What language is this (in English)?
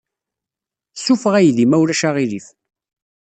Kabyle